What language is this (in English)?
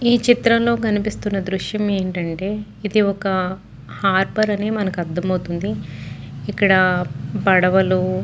Telugu